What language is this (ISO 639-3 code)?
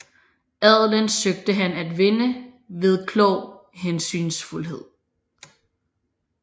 dan